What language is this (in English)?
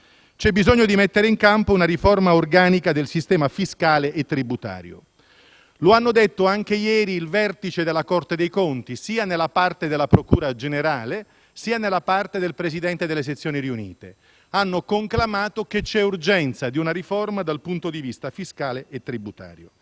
Italian